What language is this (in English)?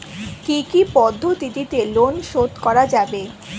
Bangla